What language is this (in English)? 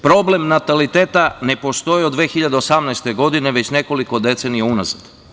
Serbian